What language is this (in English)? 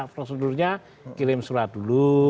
Indonesian